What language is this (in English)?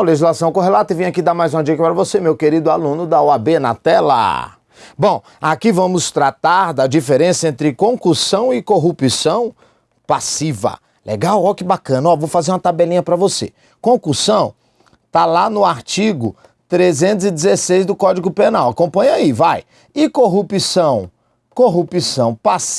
Portuguese